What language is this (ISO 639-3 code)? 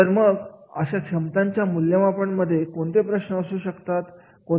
mar